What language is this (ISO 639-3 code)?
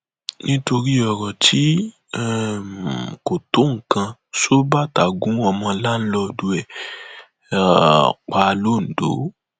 yor